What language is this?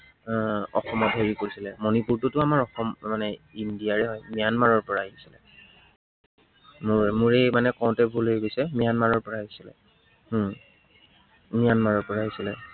Assamese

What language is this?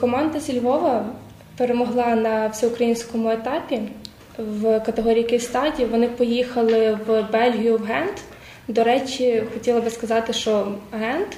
Ukrainian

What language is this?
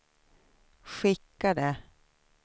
Swedish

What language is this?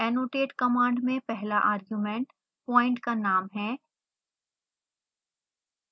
Hindi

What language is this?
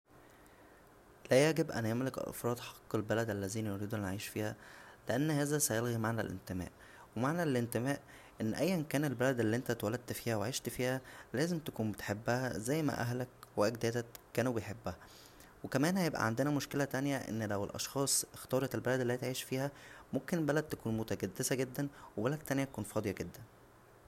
Egyptian Arabic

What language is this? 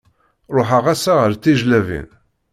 Kabyle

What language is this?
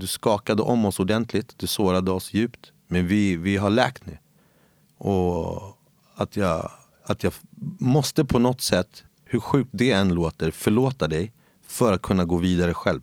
Swedish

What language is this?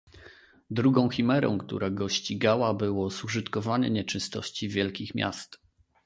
Polish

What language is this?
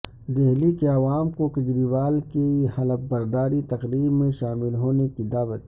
Urdu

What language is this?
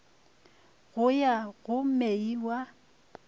Northern Sotho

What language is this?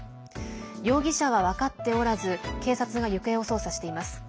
Japanese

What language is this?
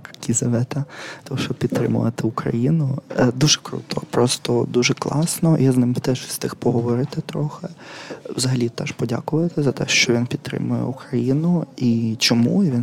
Ukrainian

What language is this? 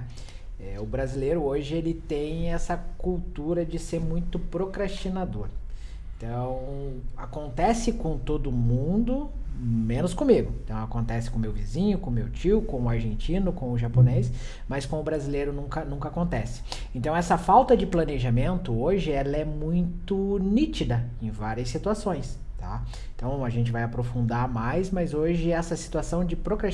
Portuguese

